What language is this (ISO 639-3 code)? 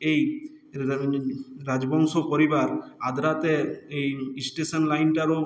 ben